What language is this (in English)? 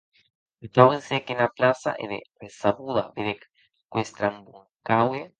Occitan